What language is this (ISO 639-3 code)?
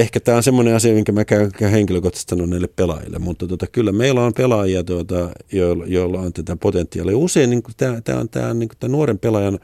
fin